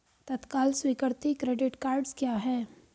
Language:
Hindi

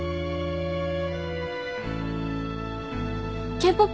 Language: Japanese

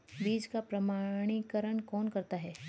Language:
Hindi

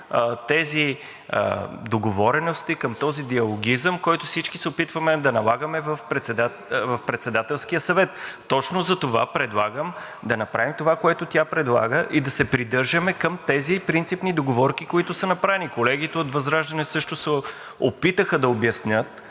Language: Bulgarian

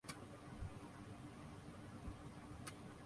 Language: Urdu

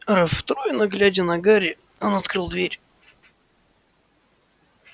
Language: Russian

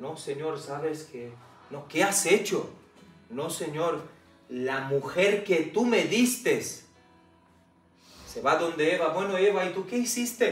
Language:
Spanish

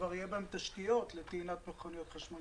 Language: Hebrew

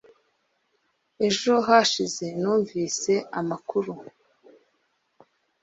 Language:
Kinyarwanda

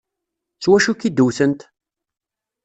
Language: Kabyle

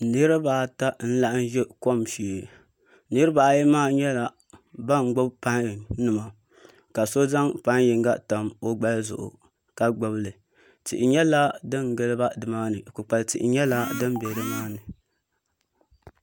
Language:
Dagbani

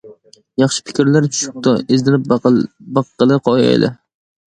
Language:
Uyghur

